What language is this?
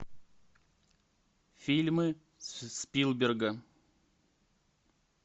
Russian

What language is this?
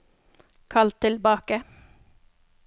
Norwegian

